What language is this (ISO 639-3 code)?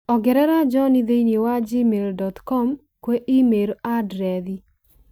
kik